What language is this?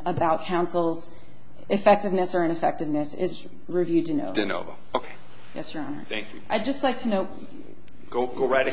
English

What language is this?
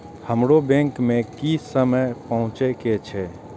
Maithili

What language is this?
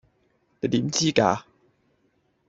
Cantonese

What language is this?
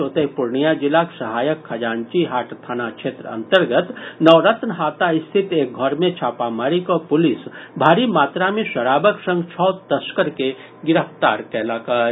Maithili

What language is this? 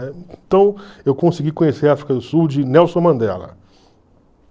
Portuguese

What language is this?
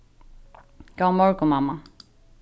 Faroese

